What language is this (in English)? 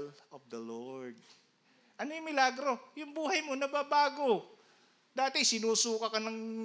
Filipino